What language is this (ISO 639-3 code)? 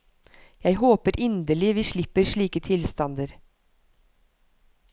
nor